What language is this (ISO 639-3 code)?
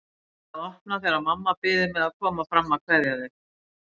isl